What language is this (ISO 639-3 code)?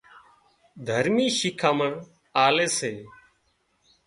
kxp